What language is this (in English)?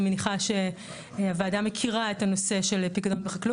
Hebrew